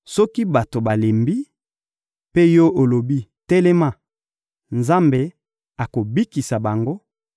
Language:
Lingala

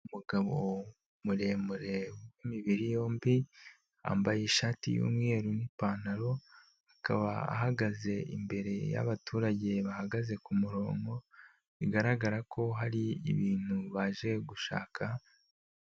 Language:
Kinyarwanda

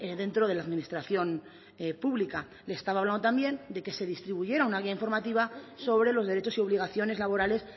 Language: Spanish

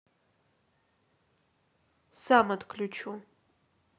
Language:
Russian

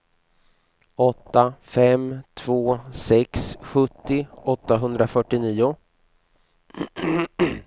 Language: Swedish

